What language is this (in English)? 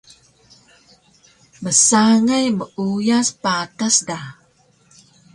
Taroko